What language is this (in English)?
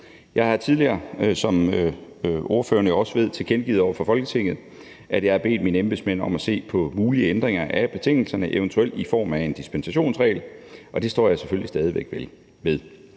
Danish